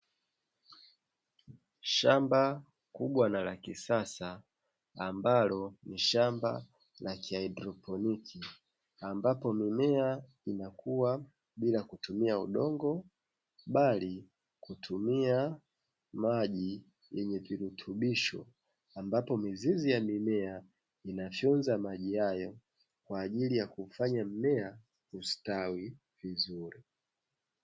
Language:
Swahili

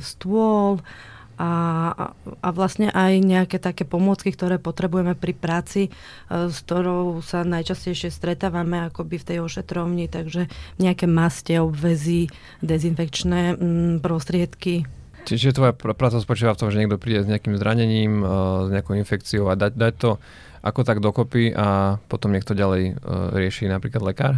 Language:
Slovak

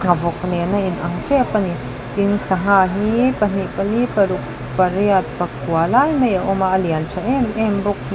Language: Mizo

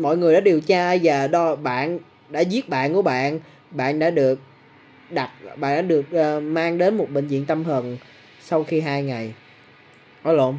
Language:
Vietnamese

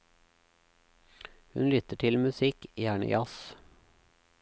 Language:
Norwegian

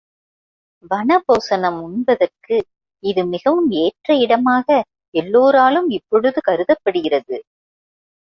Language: Tamil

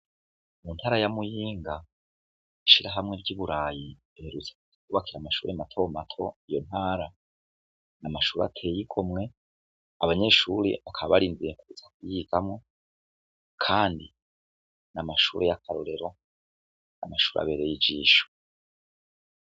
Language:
Rundi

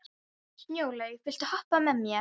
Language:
Icelandic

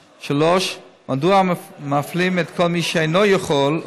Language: Hebrew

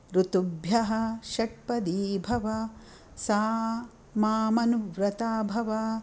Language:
Sanskrit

